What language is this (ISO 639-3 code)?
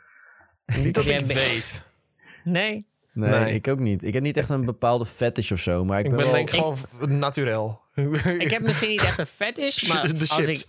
nld